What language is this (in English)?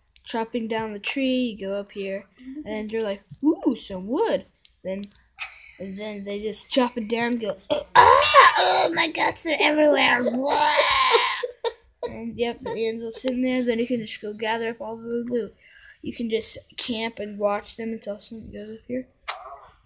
English